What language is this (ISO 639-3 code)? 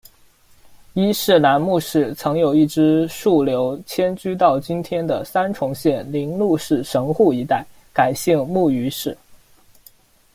zho